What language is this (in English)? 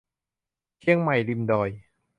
Thai